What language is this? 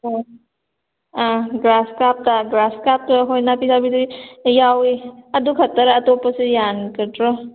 Manipuri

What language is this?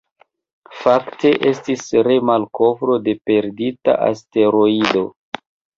Esperanto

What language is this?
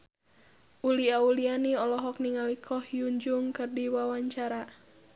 Sundanese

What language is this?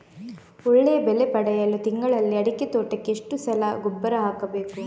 Kannada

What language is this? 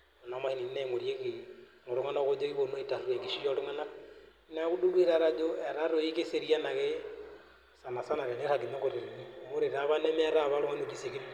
Masai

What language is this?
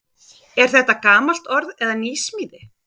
Icelandic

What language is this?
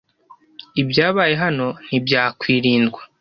Kinyarwanda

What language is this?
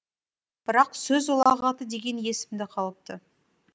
Kazakh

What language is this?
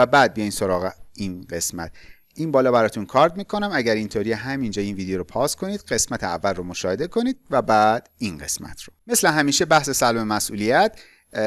Persian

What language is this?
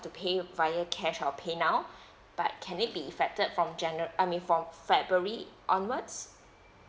English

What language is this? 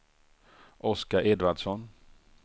Swedish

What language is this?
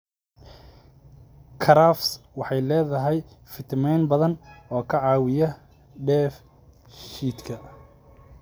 Somali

